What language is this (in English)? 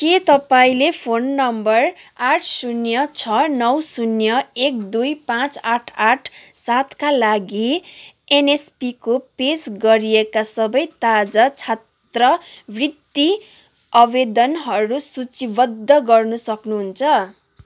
Nepali